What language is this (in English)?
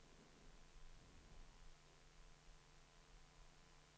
Swedish